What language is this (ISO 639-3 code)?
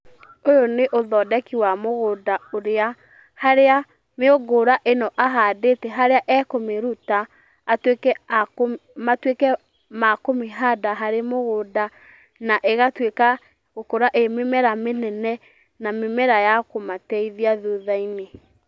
kik